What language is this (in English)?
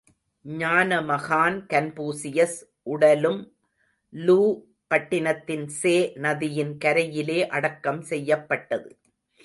Tamil